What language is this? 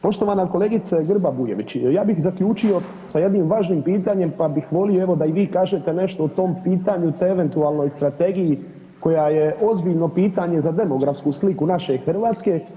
Croatian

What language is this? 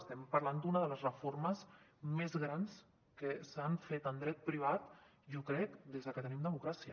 Catalan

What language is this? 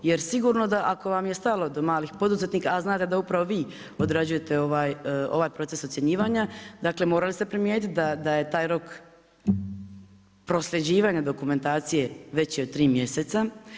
Croatian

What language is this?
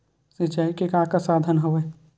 Chhattisgarhi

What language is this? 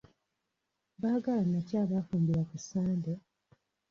Ganda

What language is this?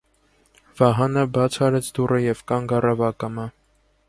Armenian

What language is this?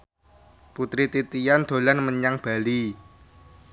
Javanese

